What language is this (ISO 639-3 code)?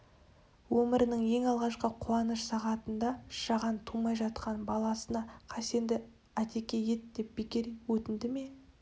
kaz